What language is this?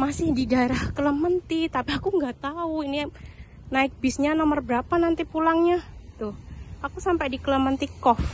Indonesian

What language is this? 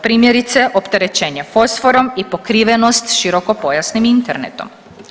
Croatian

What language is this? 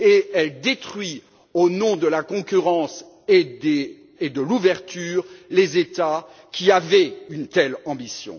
French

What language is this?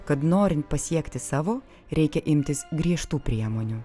Lithuanian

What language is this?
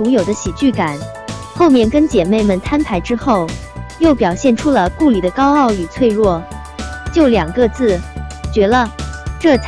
Chinese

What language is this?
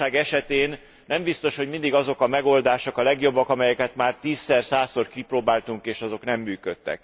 Hungarian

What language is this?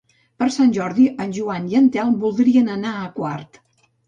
Catalan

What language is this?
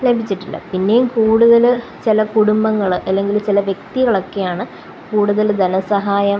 Malayalam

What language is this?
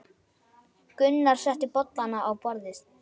Icelandic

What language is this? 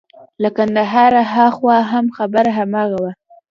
Pashto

